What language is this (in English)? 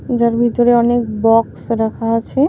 Bangla